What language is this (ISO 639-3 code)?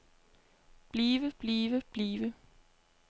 dan